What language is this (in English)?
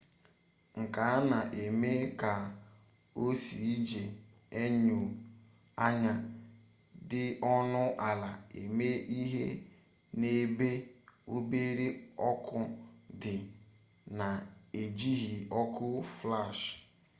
Igbo